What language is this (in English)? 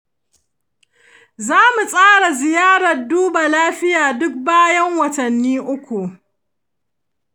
Hausa